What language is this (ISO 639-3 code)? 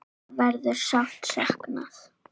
isl